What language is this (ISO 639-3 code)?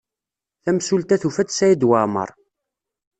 kab